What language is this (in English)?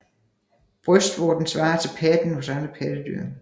Danish